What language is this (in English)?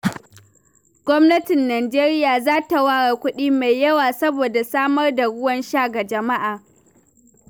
Hausa